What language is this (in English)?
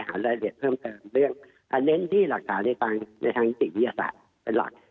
Thai